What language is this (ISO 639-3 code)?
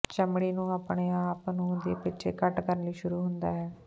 pan